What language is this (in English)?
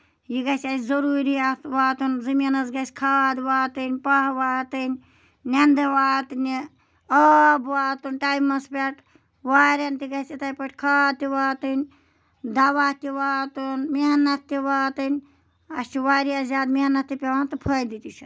Kashmiri